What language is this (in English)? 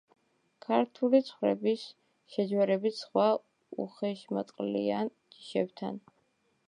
Georgian